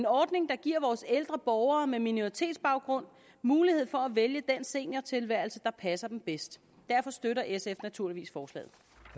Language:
Danish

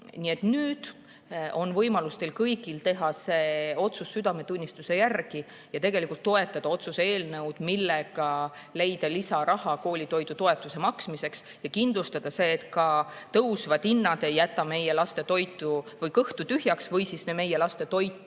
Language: Estonian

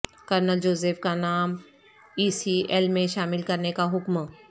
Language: Urdu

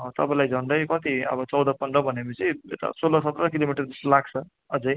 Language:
Nepali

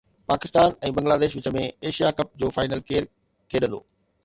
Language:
Sindhi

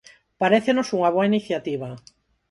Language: Galician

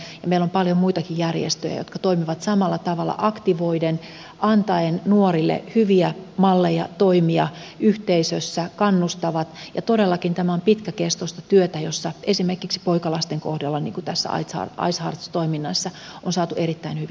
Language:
Finnish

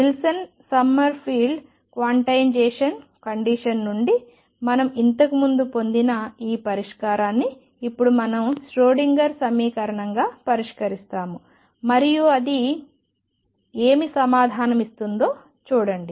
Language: Telugu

